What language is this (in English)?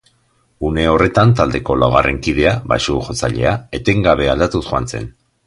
Basque